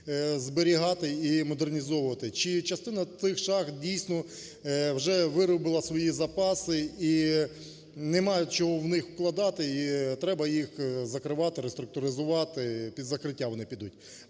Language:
Ukrainian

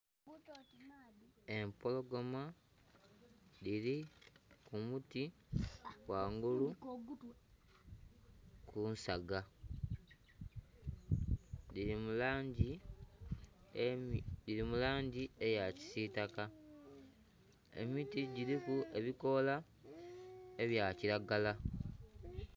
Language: Soga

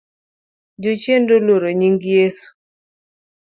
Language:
Luo (Kenya and Tanzania)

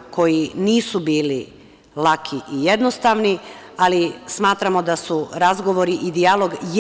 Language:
Serbian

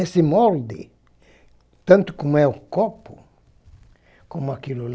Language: Portuguese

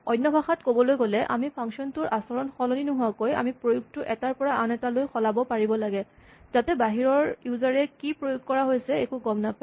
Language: Assamese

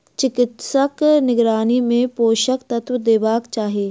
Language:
Maithili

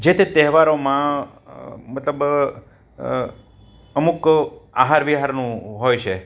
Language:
Gujarati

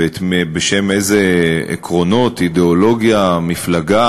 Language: Hebrew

